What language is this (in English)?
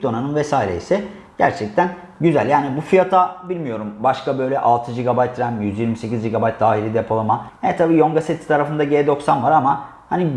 Turkish